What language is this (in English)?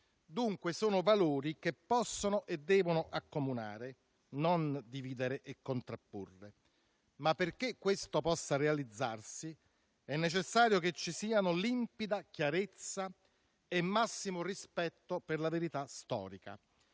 Italian